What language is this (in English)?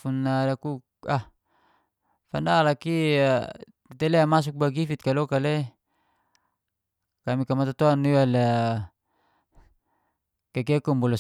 Geser-Gorom